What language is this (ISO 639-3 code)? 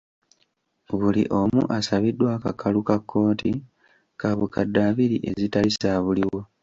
lug